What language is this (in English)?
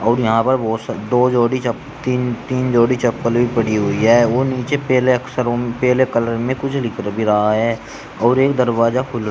Hindi